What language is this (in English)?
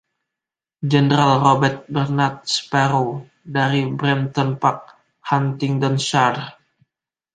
Indonesian